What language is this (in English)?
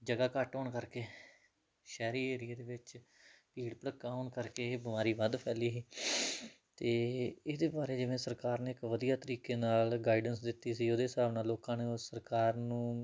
Punjabi